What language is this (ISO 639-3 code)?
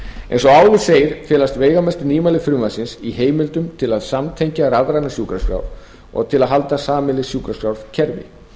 isl